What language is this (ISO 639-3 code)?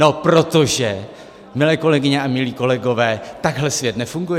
ces